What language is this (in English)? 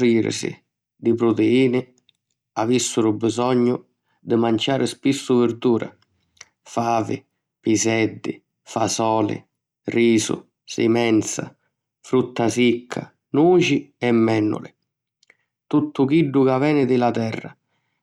Sicilian